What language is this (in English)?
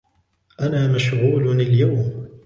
Arabic